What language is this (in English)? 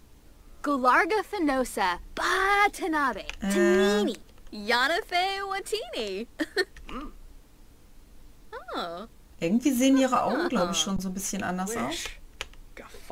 German